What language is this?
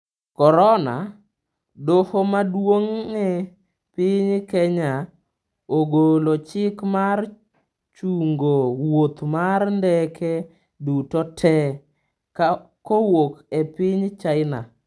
Luo (Kenya and Tanzania)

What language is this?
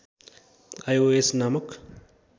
Nepali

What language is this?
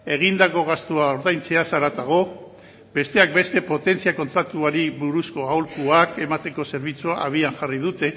Basque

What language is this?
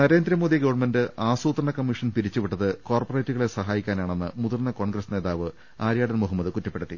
Malayalam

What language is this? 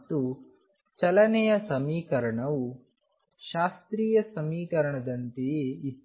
Kannada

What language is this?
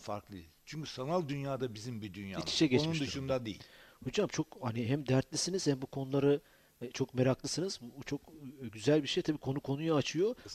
Turkish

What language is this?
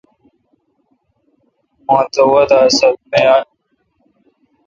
Kalkoti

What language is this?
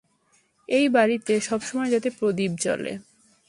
Bangla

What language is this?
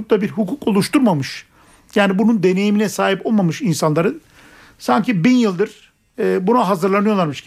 Turkish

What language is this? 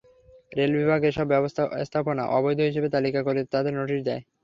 Bangla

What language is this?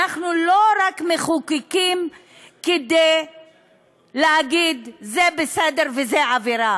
Hebrew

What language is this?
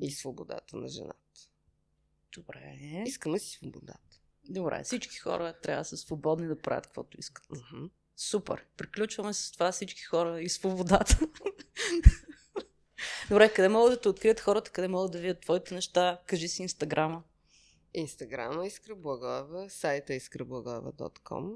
Bulgarian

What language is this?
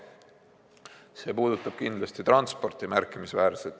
Estonian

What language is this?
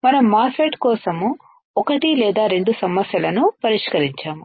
Telugu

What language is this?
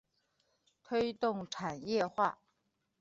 Chinese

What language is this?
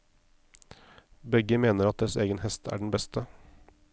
Norwegian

